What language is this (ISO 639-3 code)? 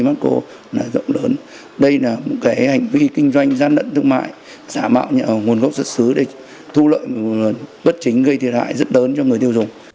vie